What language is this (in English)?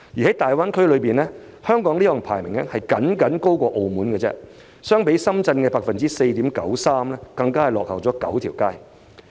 Cantonese